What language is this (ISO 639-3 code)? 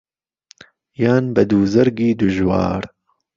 ckb